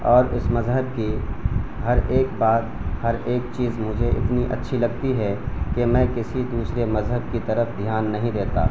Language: Urdu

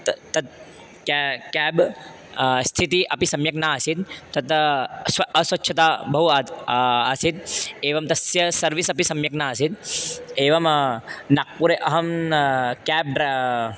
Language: Sanskrit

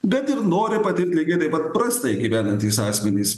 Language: Lithuanian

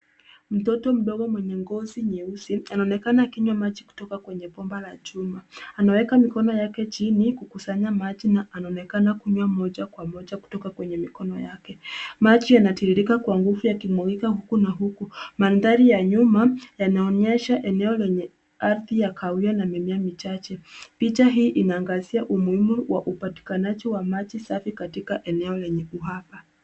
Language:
Swahili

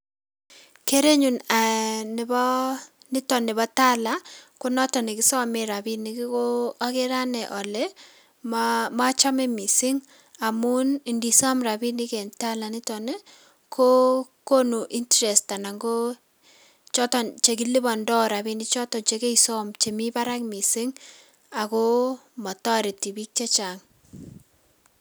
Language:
Kalenjin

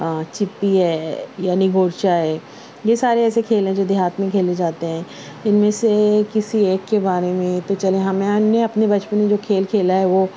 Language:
Urdu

